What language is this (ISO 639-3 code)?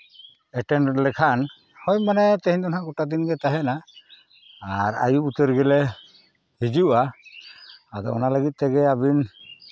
sat